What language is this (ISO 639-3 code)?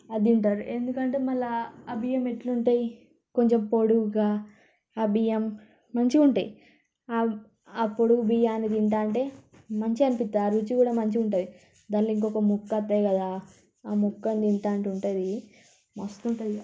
tel